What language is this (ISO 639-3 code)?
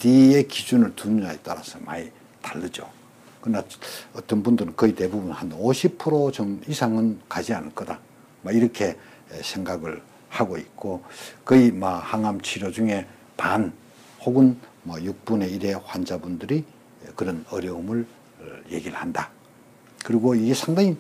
kor